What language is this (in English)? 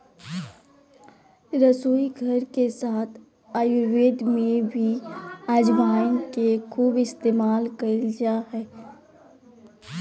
Magahi